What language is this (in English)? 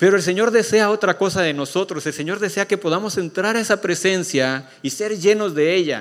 Spanish